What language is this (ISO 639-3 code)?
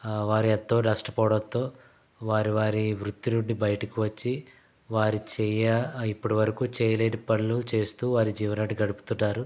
tel